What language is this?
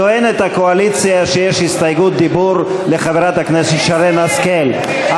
Hebrew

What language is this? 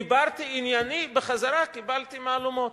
Hebrew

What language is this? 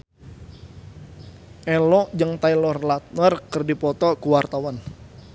Sundanese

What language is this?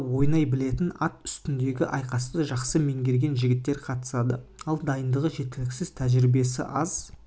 Kazakh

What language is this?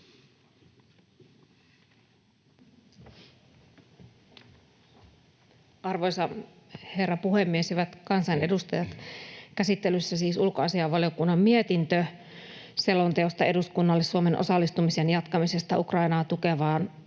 Finnish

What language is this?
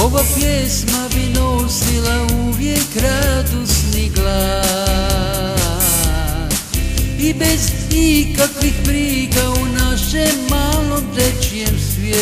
Romanian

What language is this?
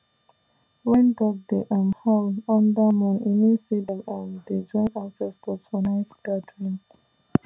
Nigerian Pidgin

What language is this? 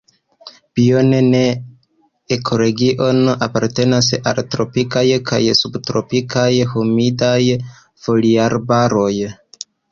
Esperanto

